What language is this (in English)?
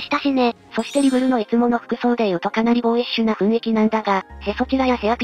Japanese